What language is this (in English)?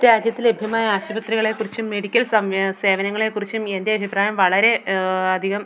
Malayalam